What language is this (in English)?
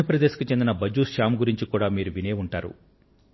Telugu